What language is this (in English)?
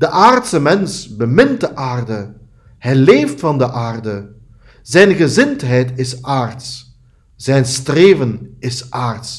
Dutch